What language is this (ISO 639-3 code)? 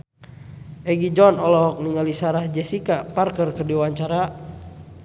sun